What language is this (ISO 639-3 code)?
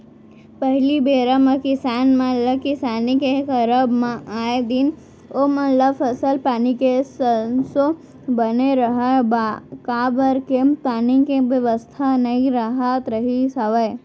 hne